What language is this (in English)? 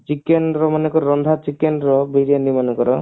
Odia